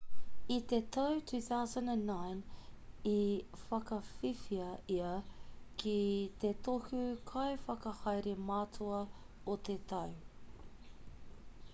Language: Māori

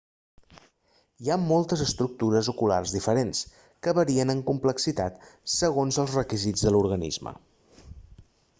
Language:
Catalan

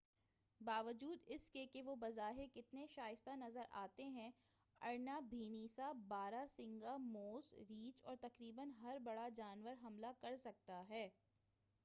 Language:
Urdu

